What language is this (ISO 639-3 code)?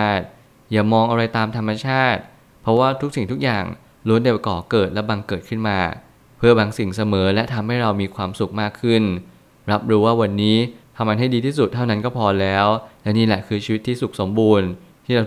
tha